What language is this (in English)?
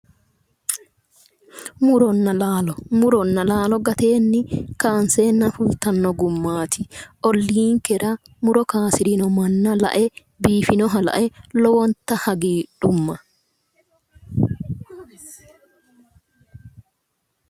Sidamo